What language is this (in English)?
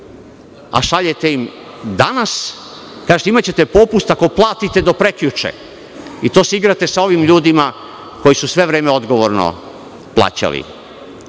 Serbian